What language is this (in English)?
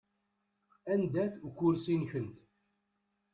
Kabyle